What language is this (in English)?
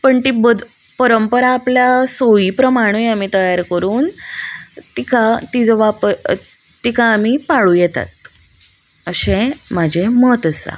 Konkani